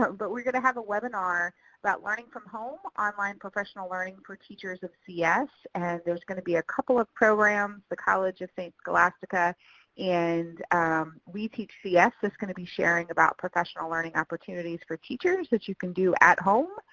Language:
English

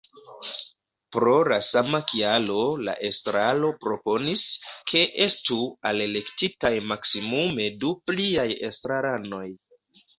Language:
Esperanto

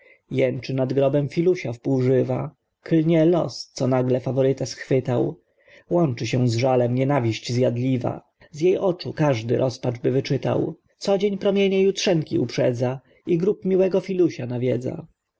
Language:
Polish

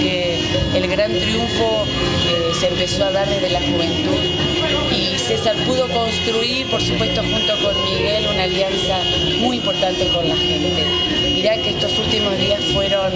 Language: Spanish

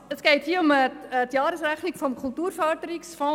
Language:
Swiss German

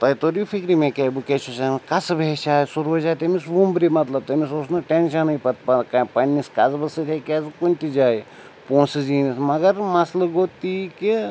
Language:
Kashmiri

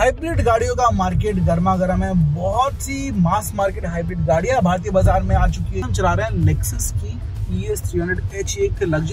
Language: Hindi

